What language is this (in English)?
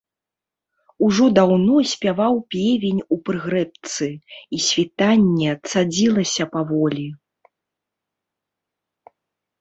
Belarusian